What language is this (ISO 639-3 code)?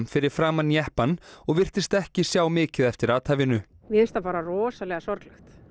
isl